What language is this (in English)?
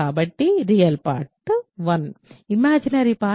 Telugu